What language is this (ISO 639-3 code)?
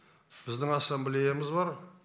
kaz